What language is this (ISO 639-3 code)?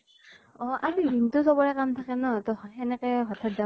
asm